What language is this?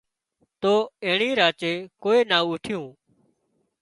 Wadiyara Koli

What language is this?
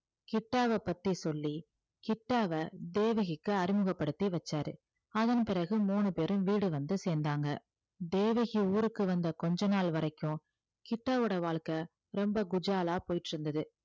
Tamil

